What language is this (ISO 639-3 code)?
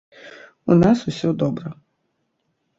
bel